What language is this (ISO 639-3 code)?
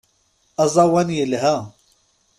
kab